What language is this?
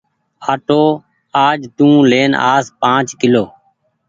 Goaria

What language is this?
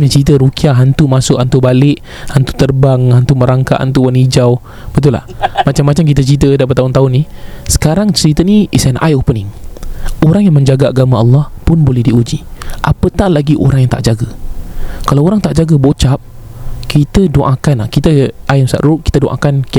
Malay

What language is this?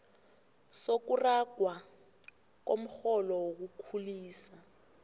South Ndebele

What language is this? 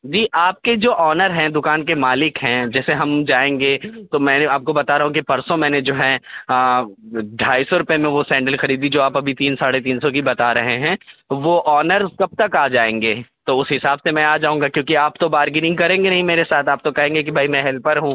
Urdu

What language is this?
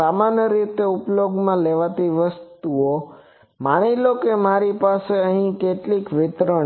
Gujarati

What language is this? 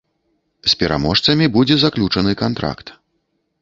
Belarusian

